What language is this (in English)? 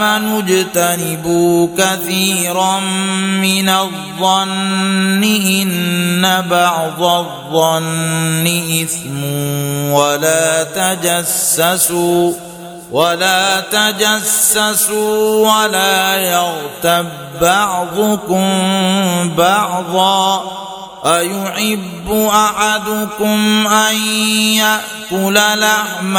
Arabic